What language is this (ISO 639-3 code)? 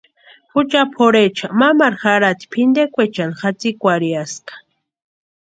pua